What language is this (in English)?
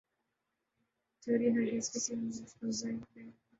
Urdu